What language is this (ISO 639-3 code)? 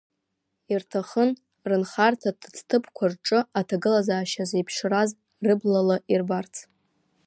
abk